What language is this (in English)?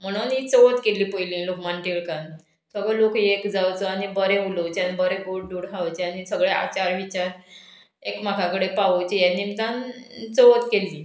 Konkani